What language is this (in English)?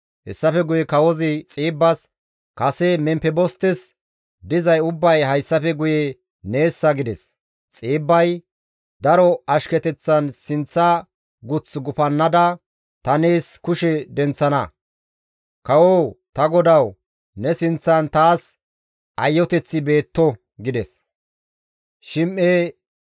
Gamo